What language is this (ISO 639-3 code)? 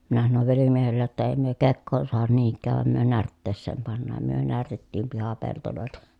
fin